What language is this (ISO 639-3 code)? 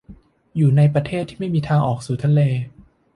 tha